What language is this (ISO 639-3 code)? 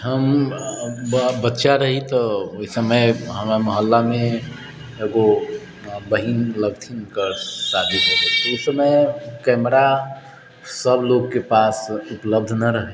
mai